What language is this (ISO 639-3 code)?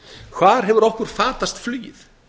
isl